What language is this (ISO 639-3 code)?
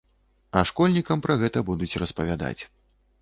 bel